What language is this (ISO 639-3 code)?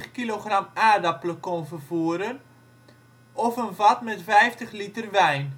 nld